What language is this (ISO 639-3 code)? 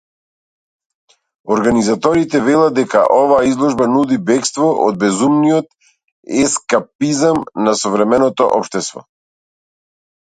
mkd